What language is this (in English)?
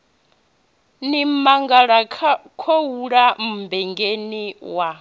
Venda